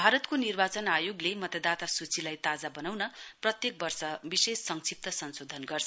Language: Nepali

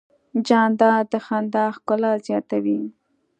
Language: Pashto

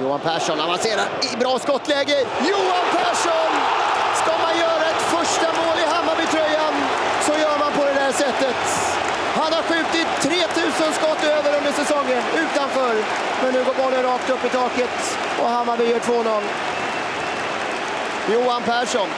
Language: Swedish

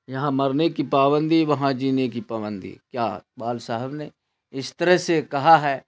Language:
Urdu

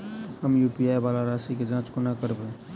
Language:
Maithili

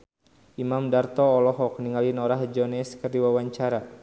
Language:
Sundanese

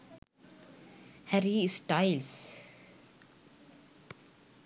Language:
Sinhala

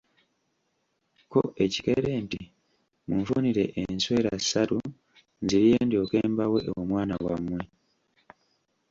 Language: Ganda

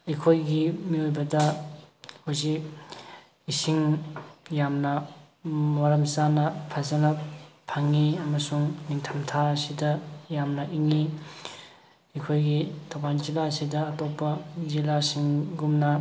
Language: Manipuri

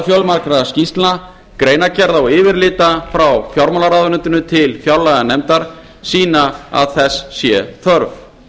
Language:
Icelandic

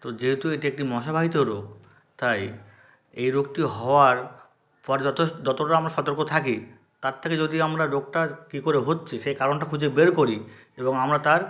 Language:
Bangla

